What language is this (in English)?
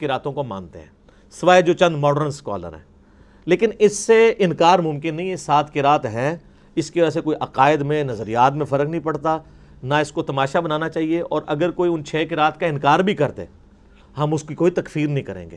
Urdu